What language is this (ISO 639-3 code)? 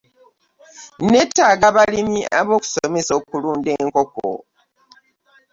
lug